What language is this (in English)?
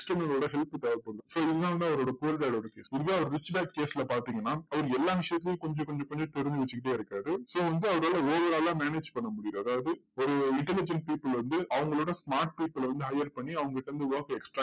Tamil